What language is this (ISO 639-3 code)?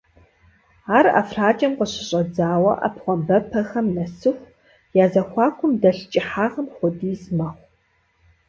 kbd